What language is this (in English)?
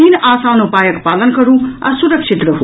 Maithili